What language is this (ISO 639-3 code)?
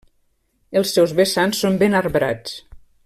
cat